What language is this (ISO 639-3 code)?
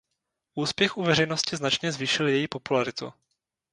ces